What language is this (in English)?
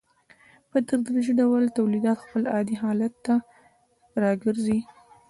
Pashto